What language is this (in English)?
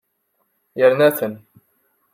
Kabyle